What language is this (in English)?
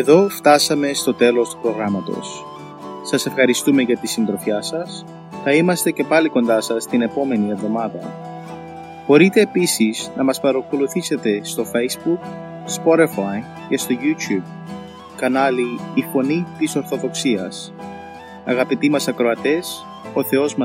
Greek